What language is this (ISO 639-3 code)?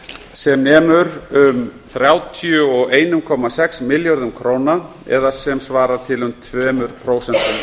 isl